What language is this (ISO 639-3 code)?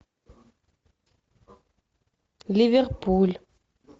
rus